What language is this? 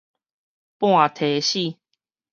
Min Nan Chinese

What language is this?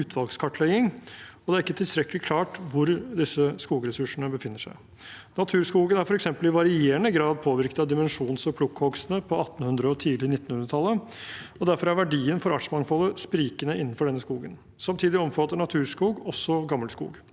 Norwegian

